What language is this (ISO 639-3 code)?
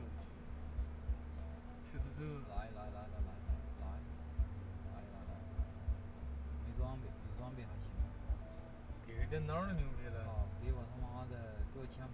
zho